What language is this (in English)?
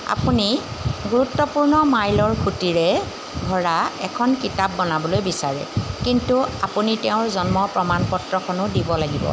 Assamese